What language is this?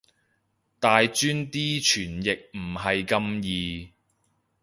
Cantonese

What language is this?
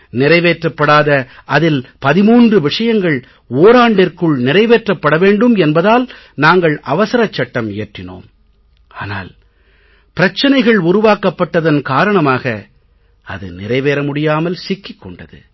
Tamil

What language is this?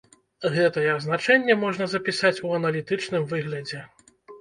Belarusian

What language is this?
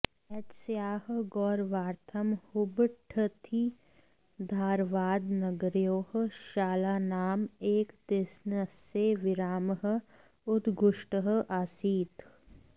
Sanskrit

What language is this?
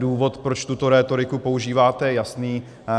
Czech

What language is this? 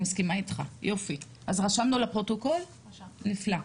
Hebrew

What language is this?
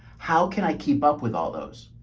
English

